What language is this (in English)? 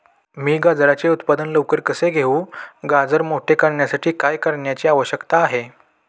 Marathi